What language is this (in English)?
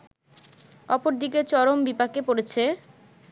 Bangla